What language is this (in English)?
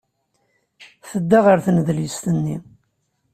Kabyle